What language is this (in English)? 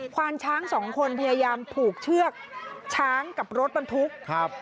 Thai